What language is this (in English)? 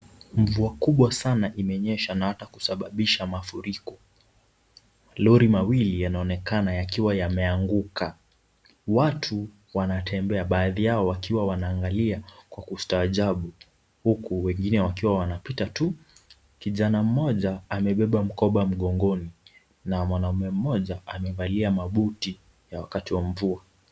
Swahili